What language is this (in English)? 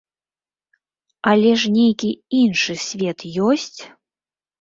Belarusian